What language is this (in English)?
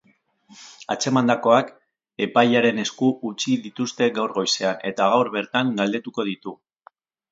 Basque